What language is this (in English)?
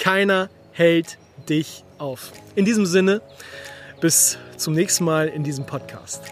German